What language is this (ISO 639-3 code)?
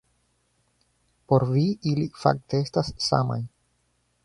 epo